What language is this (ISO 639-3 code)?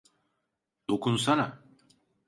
tur